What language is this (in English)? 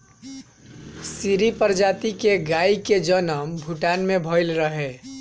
Bhojpuri